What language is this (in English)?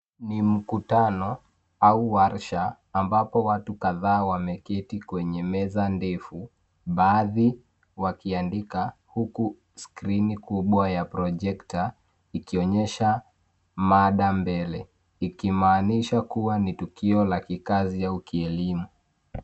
Swahili